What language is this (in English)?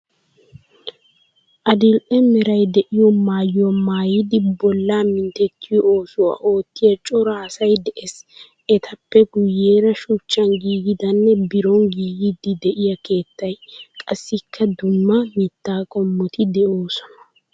Wolaytta